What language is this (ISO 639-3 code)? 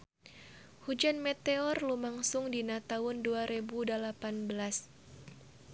sun